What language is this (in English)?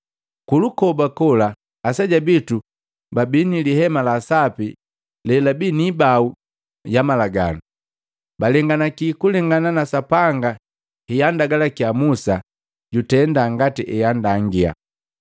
Matengo